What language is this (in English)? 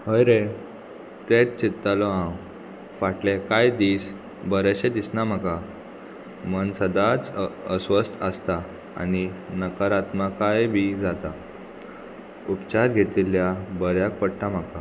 Konkani